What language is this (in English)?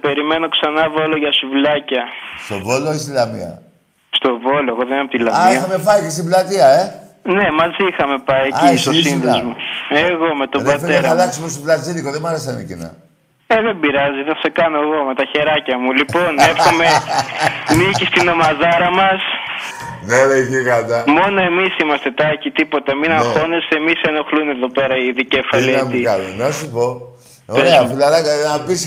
Greek